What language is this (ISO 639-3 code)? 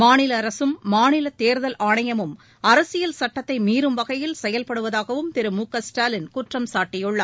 tam